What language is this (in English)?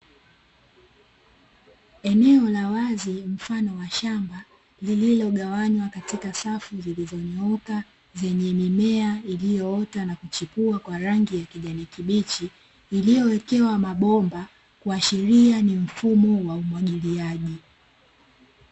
Swahili